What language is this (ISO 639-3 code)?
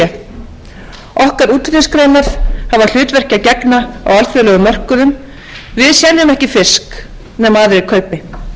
isl